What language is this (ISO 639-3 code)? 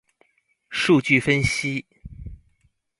zho